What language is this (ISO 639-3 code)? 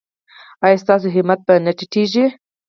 pus